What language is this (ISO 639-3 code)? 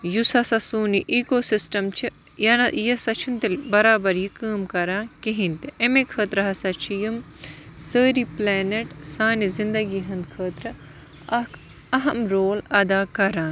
kas